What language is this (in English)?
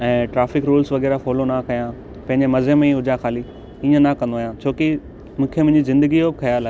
Sindhi